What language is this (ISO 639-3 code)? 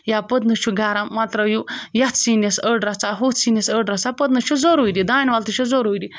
kas